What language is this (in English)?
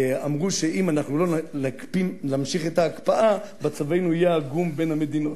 Hebrew